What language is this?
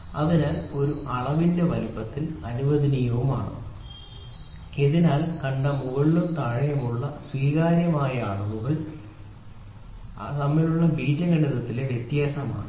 Malayalam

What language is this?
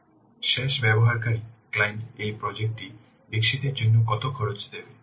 Bangla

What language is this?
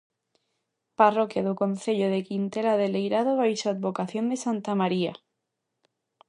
Galician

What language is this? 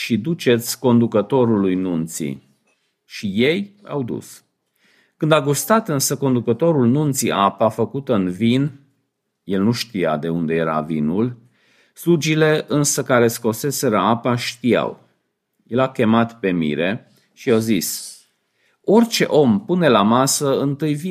Romanian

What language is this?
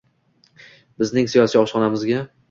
Uzbek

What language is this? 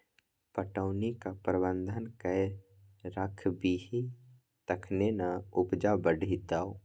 Maithili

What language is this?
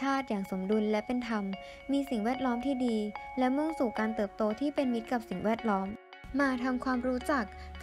Thai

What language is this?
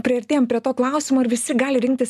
Lithuanian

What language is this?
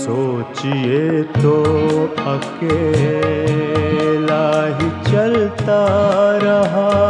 Hindi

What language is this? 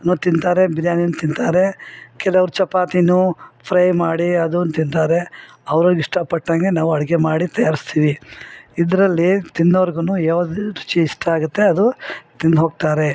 Kannada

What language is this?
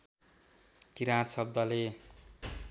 Nepali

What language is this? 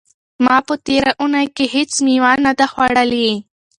Pashto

